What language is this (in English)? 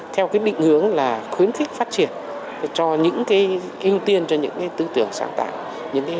Vietnamese